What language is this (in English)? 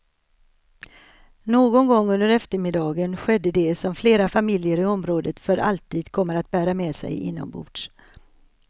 Swedish